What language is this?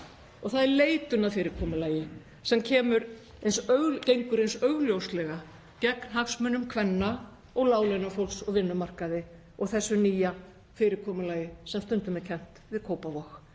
Icelandic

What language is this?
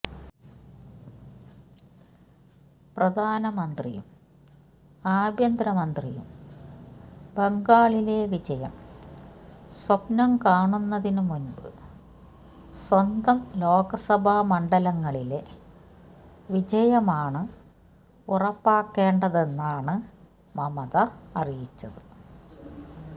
Malayalam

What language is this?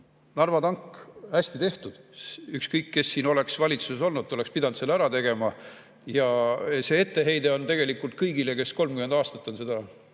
Estonian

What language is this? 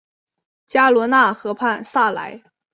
Chinese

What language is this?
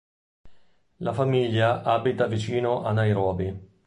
Italian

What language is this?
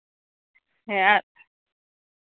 Santali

